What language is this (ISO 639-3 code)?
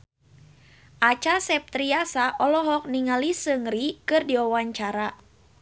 sun